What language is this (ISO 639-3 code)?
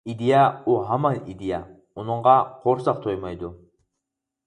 uig